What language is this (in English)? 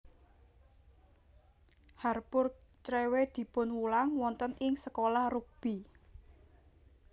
Javanese